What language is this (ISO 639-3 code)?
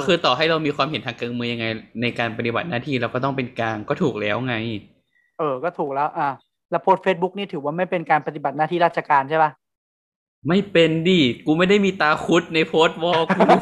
tha